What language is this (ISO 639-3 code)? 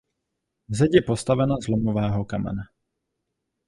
ces